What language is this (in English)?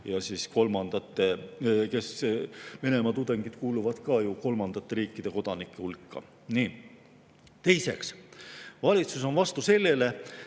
Estonian